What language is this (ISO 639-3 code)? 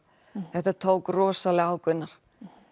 isl